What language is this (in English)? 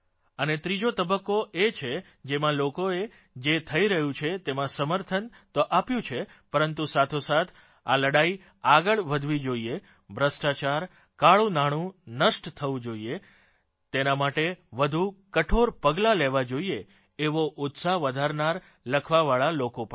Gujarati